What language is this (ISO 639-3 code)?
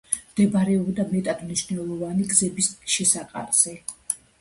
kat